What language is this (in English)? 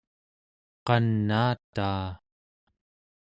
Central Yupik